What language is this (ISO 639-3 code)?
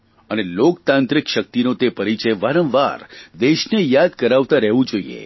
guj